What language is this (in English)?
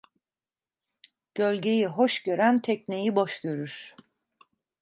Turkish